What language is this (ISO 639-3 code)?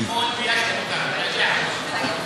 heb